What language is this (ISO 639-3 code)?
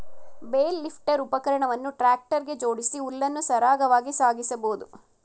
kan